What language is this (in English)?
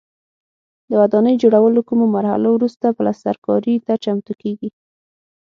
Pashto